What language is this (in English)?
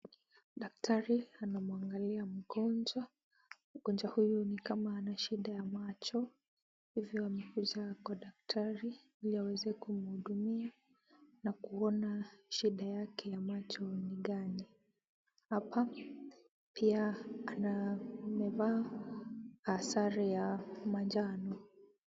Swahili